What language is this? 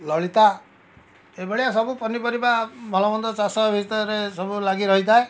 Odia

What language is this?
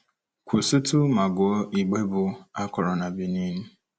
Igbo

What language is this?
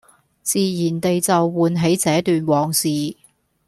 Cantonese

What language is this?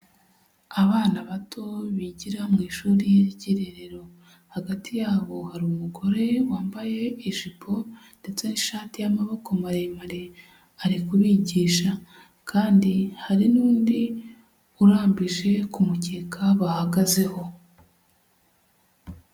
Kinyarwanda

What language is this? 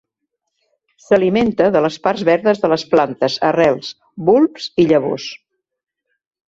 Catalan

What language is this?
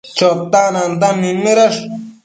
Matsés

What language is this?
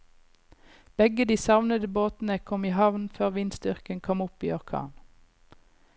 Norwegian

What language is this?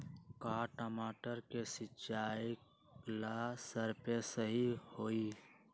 Magahi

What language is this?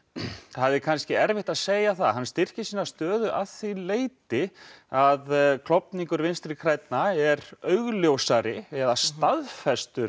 Icelandic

